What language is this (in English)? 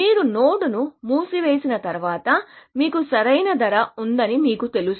Telugu